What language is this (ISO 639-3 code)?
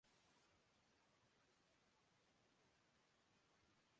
urd